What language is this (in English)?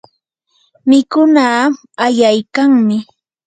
Yanahuanca Pasco Quechua